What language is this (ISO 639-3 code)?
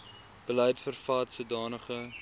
afr